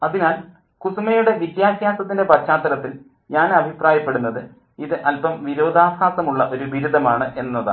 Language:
Malayalam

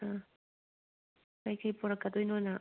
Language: Manipuri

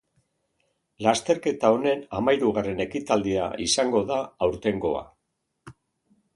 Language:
Basque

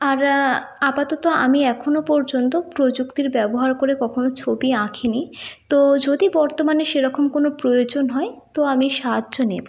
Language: Bangla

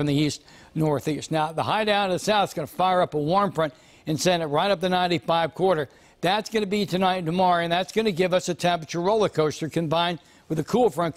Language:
English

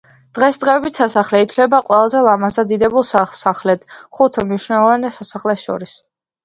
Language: Georgian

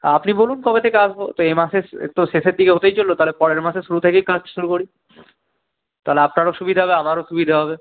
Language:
Bangla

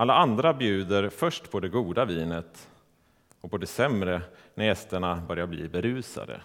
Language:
Swedish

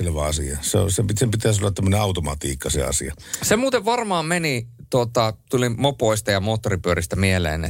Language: Finnish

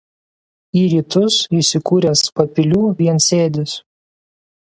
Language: Lithuanian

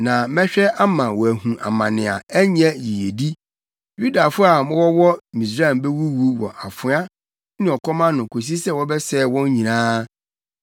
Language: Akan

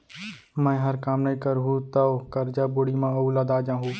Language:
Chhattisgarhi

